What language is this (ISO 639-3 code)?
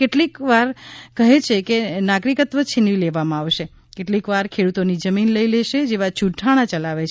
guj